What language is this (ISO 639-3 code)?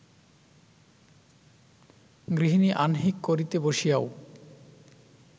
ben